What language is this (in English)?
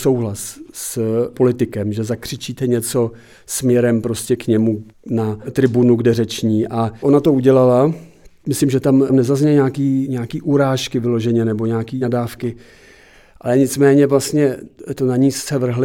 Czech